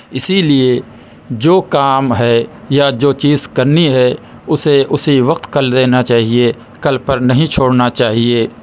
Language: Urdu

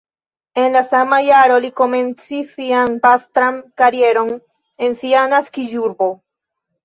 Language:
Esperanto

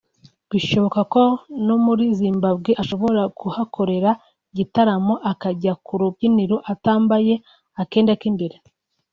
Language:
Kinyarwanda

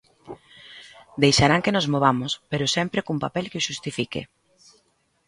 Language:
Galician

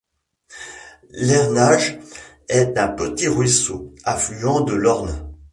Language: French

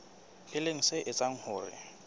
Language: Southern Sotho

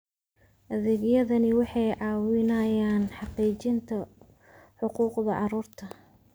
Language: Somali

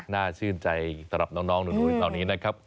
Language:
Thai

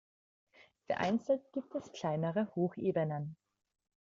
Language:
German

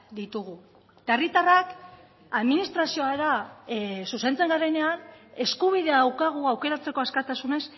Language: Basque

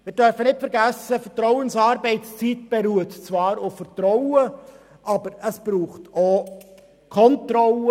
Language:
Swiss German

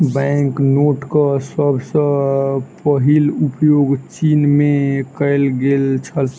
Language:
Maithili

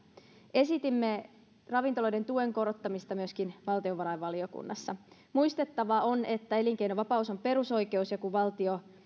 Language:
Finnish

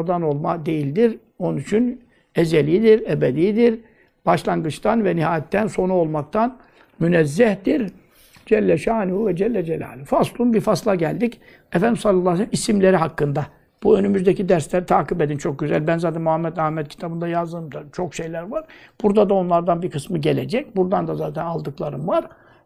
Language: Turkish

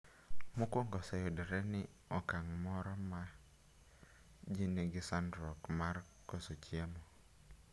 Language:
Luo (Kenya and Tanzania)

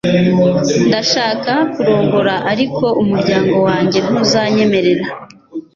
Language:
Kinyarwanda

